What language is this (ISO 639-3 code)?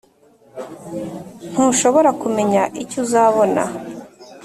kin